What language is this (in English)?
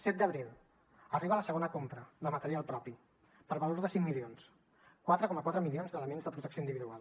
Catalan